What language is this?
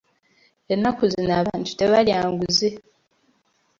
Ganda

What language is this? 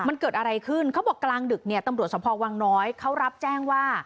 Thai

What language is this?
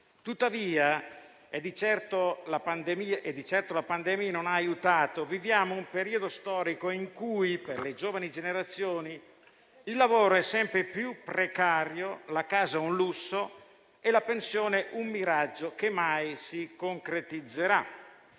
Italian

